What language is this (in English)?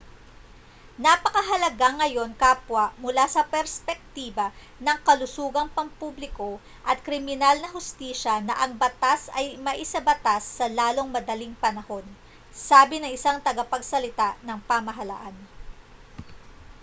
Filipino